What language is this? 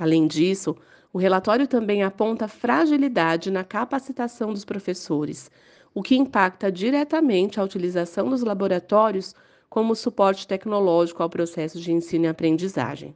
Portuguese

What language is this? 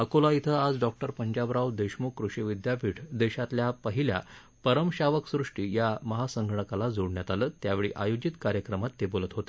Marathi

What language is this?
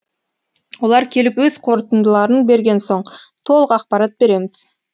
Kazakh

